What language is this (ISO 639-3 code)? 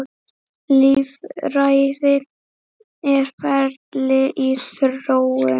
isl